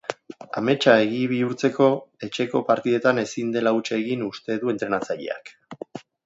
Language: Basque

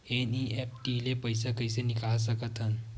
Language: Chhattisgarhi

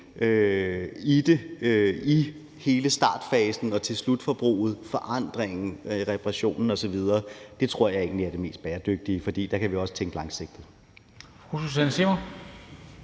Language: Danish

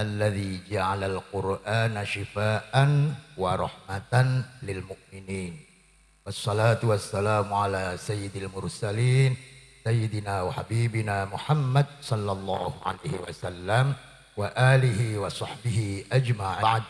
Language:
Indonesian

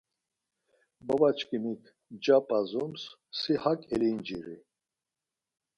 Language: Laz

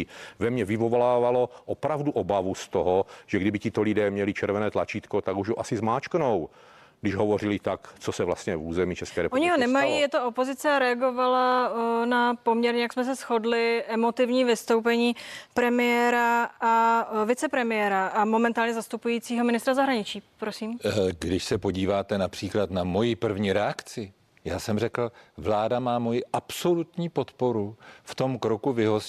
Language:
Czech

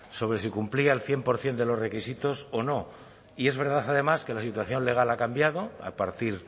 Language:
Spanish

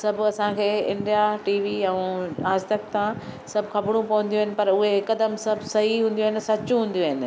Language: Sindhi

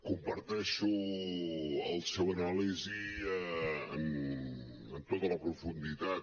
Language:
Catalan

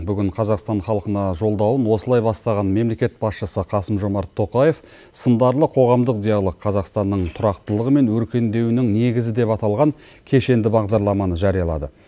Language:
Kazakh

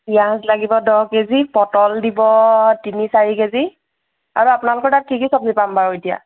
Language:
Assamese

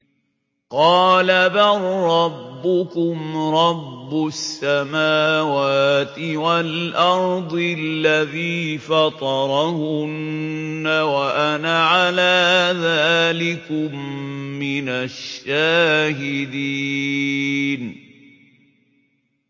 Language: Arabic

